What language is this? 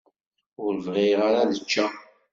Kabyle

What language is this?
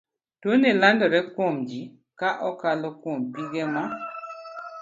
Luo (Kenya and Tanzania)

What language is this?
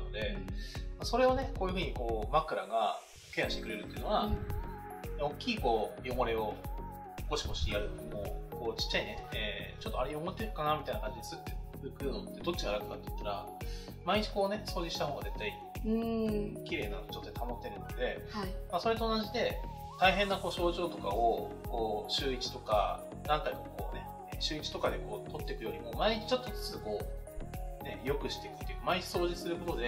Japanese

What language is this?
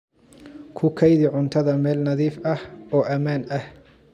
Somali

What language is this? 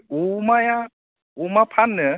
Bodo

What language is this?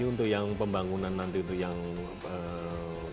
Indonesian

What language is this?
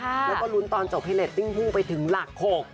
Thai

